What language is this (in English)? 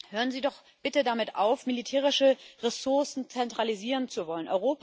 German